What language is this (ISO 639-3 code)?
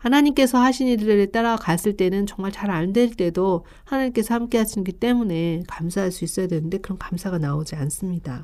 kor